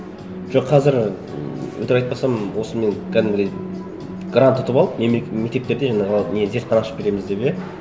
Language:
Kazakh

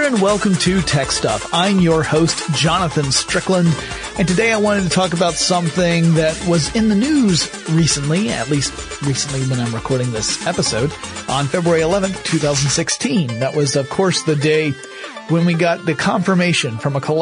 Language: English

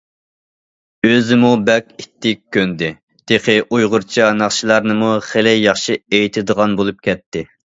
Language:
Uyghur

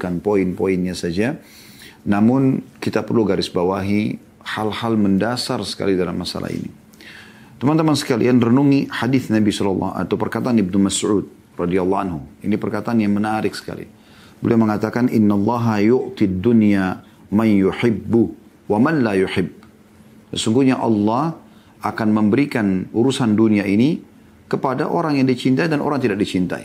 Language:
Indonesian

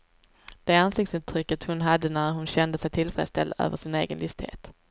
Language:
Swedish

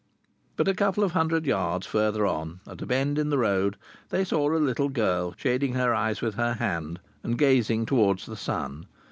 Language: English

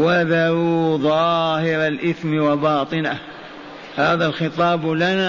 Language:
Arabic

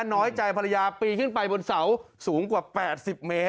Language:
Thai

